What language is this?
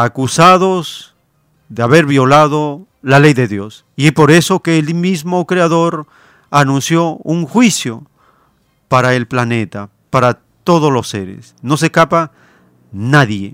Spanish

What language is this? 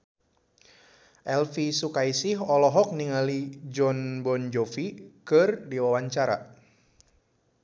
Sundanese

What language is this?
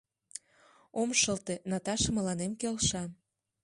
Mari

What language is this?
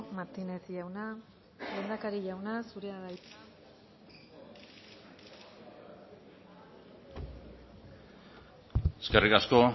Basque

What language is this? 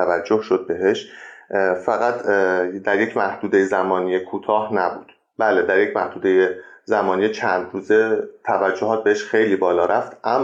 Persian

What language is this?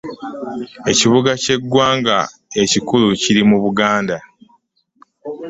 Ganda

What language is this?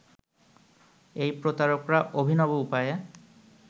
Bangla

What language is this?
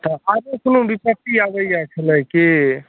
Maithili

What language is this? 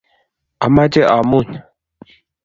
Kalenjin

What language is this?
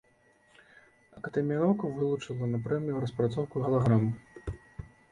Belarusian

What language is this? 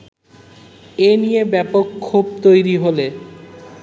Bangla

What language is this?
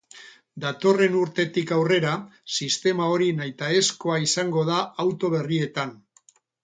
Basque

